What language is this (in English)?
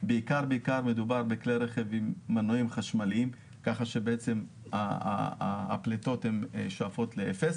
Hebrew